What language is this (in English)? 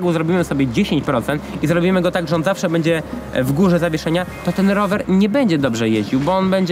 Polish